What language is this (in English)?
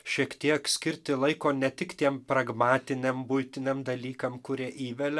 Lithuanian